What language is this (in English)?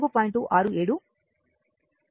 Telugu